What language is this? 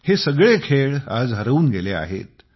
Marathi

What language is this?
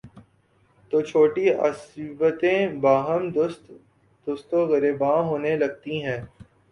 Urdu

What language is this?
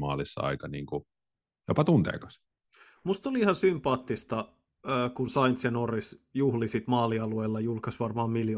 Finnish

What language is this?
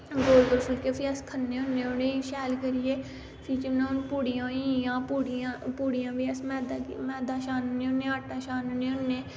Dogri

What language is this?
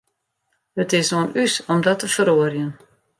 Western Frisian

